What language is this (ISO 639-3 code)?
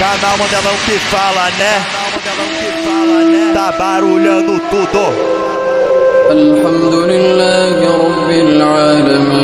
ron